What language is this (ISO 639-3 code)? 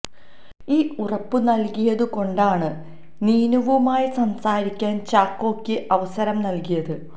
mal